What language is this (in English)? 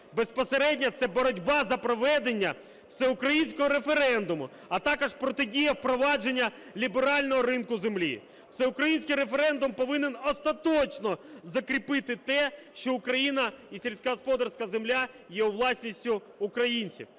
Ukrainian